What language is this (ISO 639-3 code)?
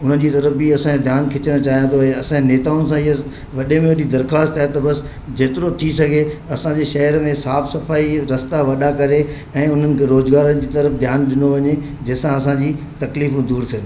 snd